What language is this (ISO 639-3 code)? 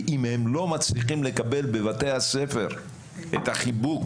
heb